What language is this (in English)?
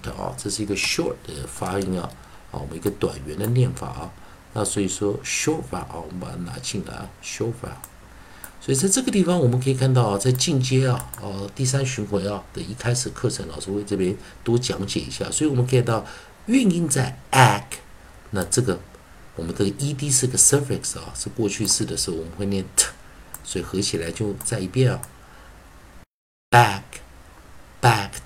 Chinese